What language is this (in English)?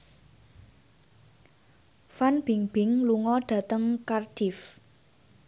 Javanese